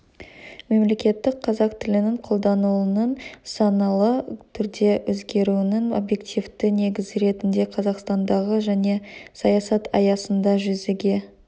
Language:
Kazakh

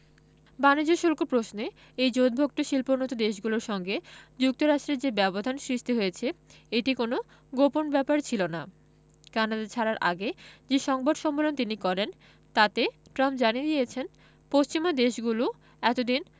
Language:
Bangla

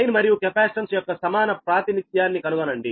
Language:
Telugu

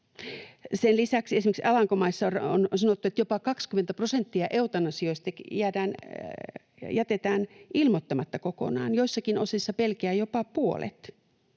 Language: Finnish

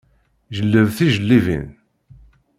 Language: Kabyle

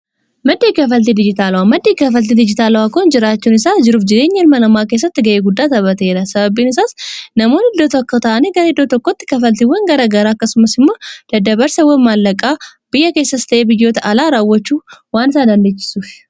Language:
Oromo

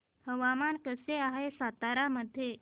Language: Marathi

